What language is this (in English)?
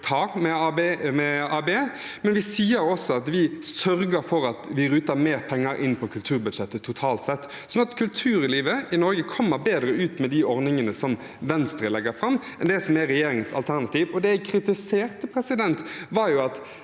Norwegian